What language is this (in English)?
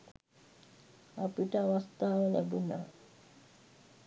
Sinhala